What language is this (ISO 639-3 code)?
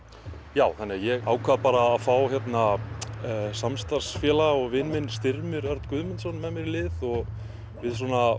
isl